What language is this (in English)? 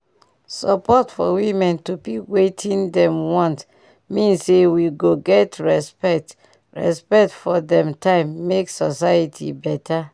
Nigerian Pidgin